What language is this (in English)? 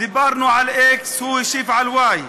Hebrew